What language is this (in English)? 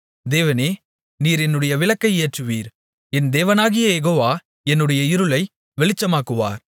Tamil